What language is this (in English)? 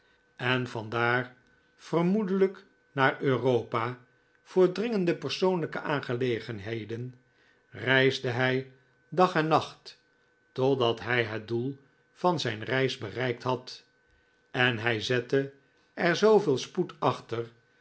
Dutch